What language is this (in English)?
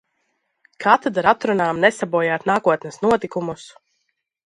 Latvian